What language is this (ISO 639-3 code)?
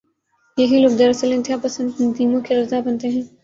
urd